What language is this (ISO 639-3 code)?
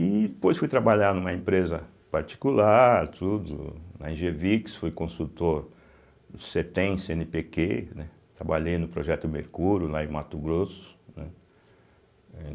por